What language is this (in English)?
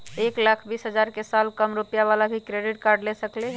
Magahi